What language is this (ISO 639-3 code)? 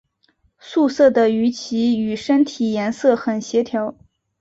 zho